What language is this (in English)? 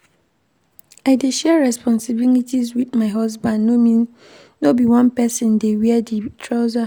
Nigerian Pidgin